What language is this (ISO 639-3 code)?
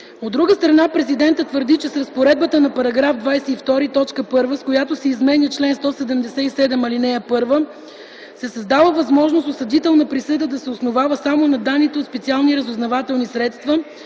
bul